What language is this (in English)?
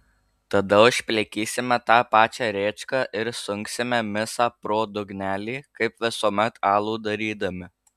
Lithuanian